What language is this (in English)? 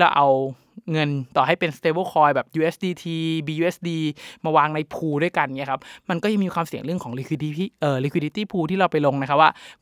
Thai